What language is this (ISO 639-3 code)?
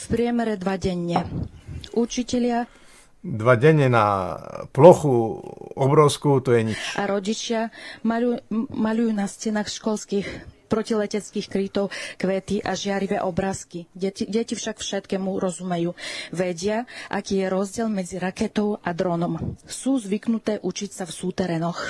slk